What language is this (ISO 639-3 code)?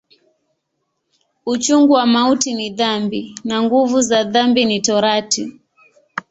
swa